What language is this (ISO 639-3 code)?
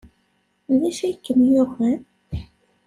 kab